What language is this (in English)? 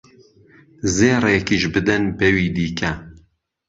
Central Kurdish